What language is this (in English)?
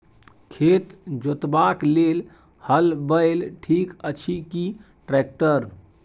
Maithili